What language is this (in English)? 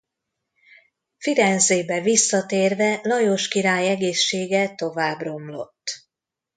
Hungarian